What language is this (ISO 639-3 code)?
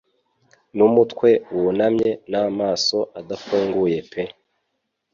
kin